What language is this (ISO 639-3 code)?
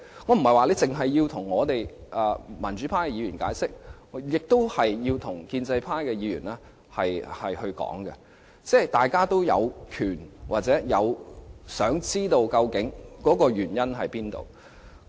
yue